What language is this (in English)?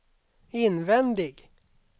Swedish